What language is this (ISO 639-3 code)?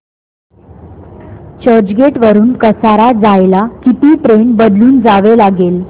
mar